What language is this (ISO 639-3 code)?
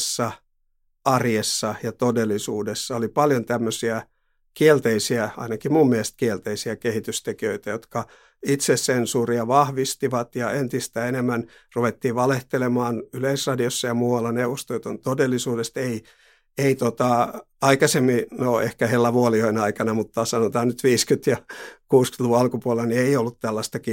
fin